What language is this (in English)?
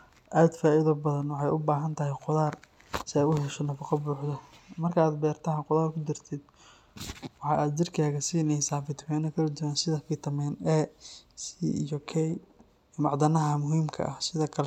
Somali